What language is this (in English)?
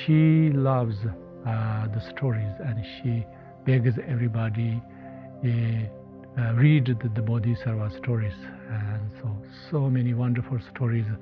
English